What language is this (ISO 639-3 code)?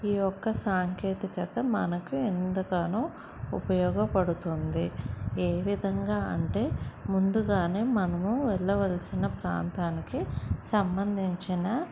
tel